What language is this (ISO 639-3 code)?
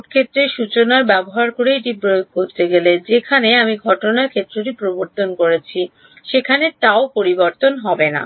ben